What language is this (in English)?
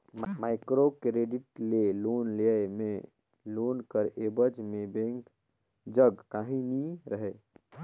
Chhattisgarhi